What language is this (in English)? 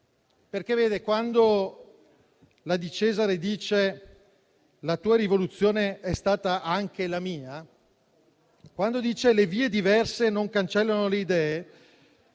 Italian